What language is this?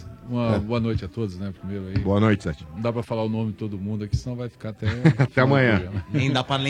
Portuguese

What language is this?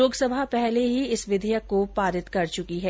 Hindi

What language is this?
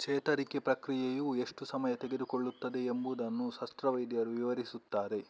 Kannada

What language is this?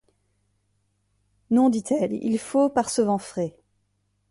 French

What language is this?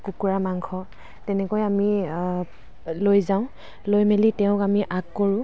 Assamese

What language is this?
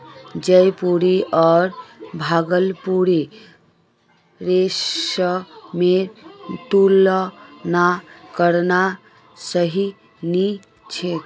Magahi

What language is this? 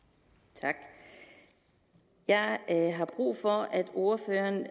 Danish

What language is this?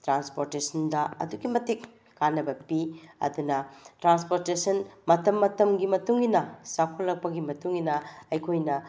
Manipuri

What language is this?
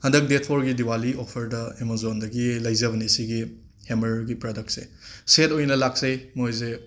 Manipuri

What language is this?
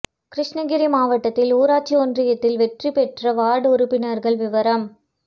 Tamil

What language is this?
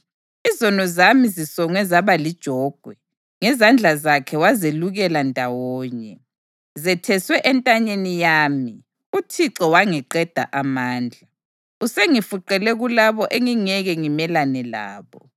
North Ndebele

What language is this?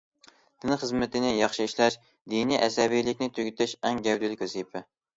Uyghur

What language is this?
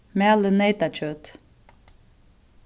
Faroese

